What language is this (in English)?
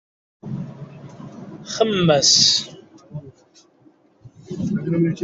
Kabyle